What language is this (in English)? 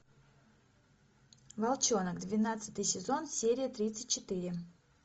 Russian